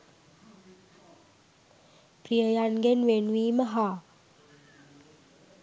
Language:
Sinhala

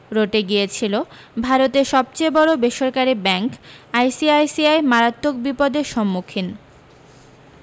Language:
Bangla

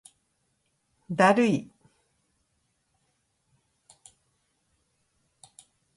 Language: Japanese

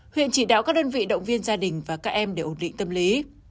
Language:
Vietnamese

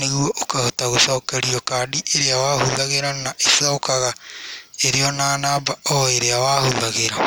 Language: Kikuyu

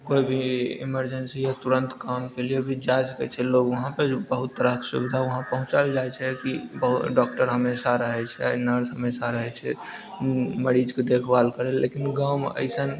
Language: Maithili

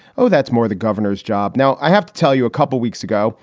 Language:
English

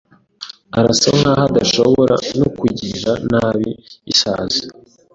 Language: Kinyarwanda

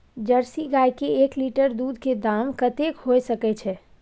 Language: Maithili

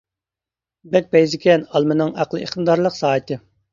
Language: Uyghur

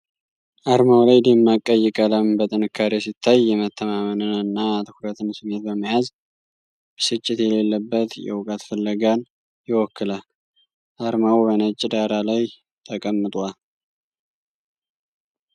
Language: Amharic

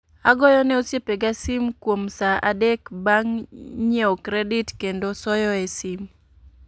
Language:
Luo (Kenya and Tanzania)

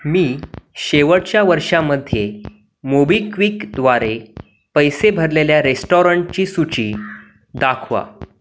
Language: Marathi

